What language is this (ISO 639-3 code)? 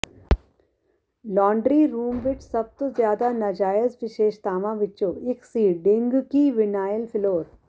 pan